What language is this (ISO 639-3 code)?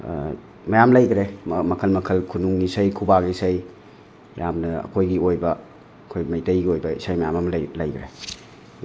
mni